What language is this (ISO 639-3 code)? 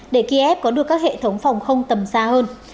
vie